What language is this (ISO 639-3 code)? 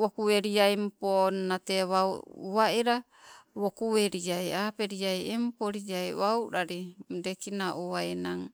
nco